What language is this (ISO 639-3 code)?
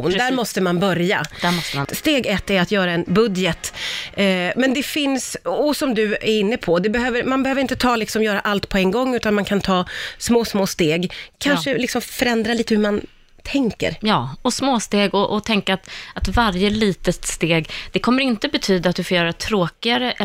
swe